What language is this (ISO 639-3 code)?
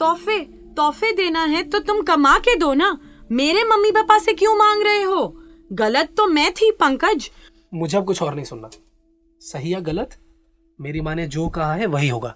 hin